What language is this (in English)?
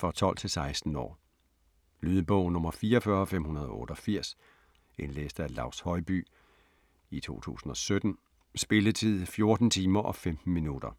Danish